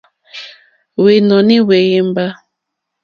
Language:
Mokpwe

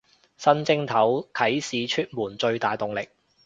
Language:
Cantonese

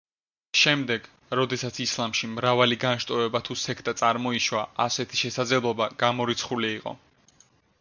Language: Georgian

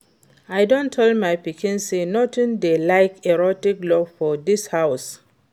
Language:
Nigerian Pidgin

